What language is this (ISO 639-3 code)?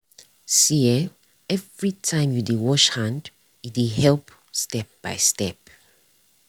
pcm